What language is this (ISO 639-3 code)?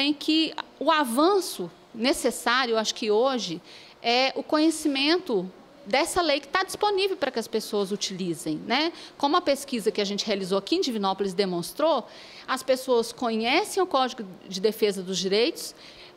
por